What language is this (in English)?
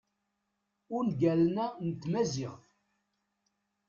Kabyle